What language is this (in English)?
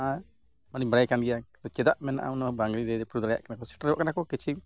Santali